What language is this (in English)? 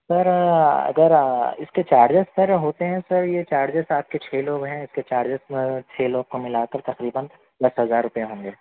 Urdu